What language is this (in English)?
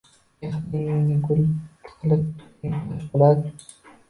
Uzbek